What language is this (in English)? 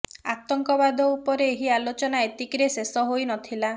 Odia